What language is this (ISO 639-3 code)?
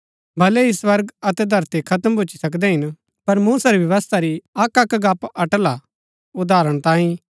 gbk